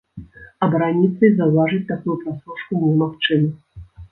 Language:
Belarusian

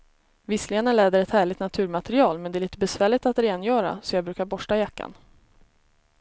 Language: Swedish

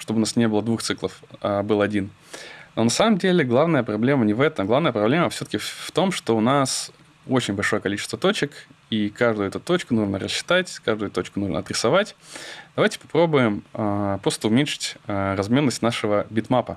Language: Russian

